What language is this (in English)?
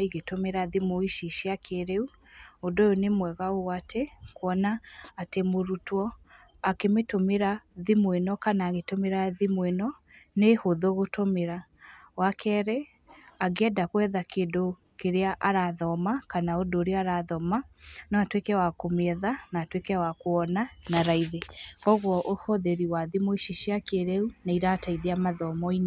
Kikuyu